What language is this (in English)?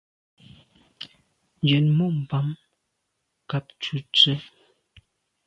Medumba